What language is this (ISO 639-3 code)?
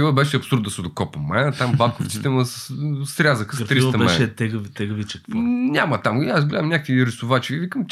bul